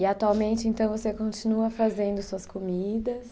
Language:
Portuguese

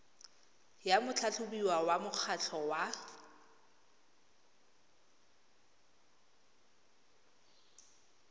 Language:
Tswana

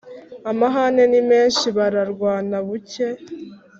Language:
Kinyarwanda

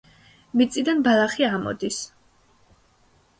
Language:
Georgian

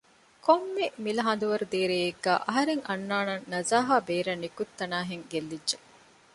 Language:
Divehi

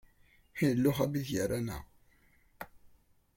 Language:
Kabyle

